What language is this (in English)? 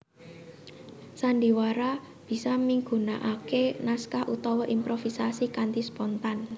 Javanese